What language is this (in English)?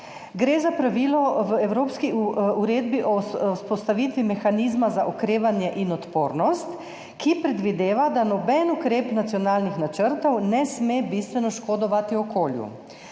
Slovenian